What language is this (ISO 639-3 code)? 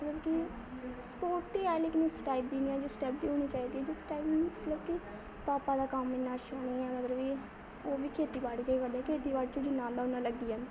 doi